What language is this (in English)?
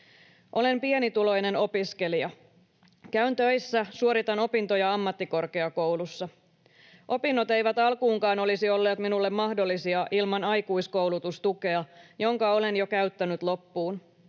Finnish